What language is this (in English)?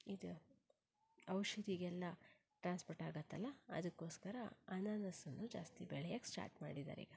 Kannada